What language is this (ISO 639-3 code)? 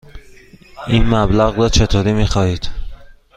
fas